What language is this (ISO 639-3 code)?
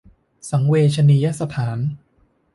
tha